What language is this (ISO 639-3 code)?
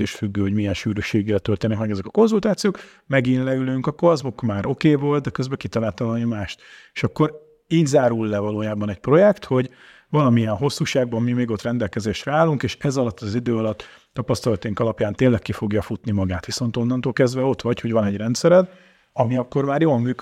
hun